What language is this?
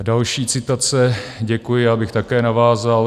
Czech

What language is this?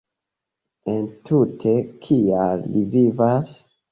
Esperanto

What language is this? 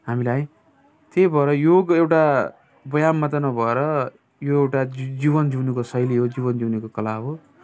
Nepali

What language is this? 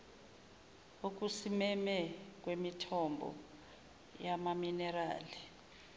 Zulu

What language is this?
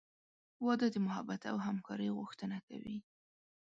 Pashto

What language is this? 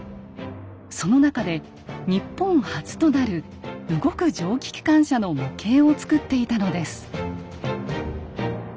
Japanese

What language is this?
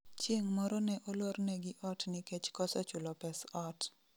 Luo (Kenya and Tanzania)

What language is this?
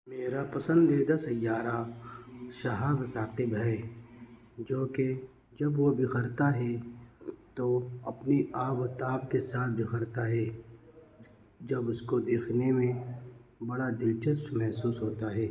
Urdu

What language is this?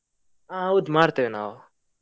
Kannada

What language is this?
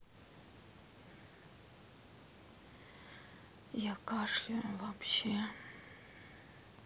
Russian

